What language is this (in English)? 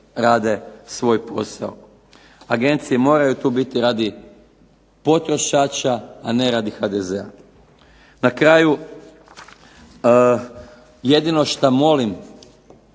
Croatian